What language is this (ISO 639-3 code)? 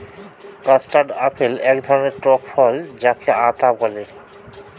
ben